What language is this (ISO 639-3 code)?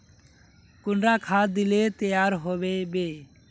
mag